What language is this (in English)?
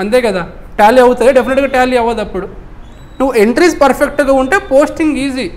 Telugu